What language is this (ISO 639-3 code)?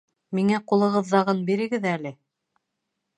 bak